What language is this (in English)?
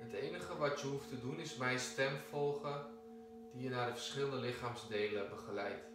Dutch